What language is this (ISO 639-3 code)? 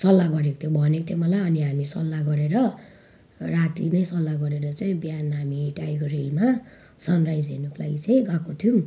nep